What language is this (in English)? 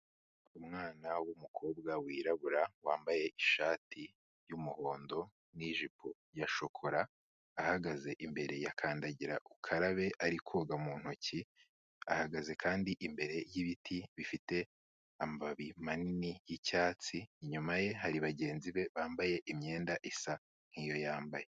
Kinyarwanda